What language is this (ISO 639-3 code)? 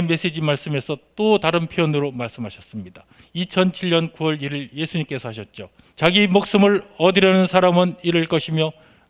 kor